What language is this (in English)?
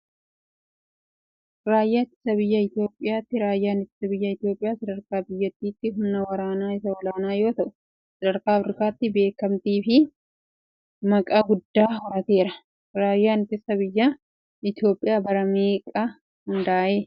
Oromo